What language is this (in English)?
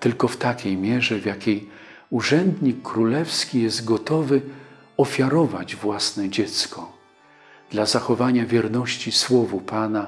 Polish